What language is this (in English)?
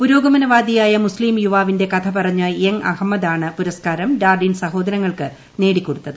Malayalam